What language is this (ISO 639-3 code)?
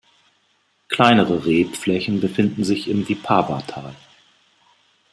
deu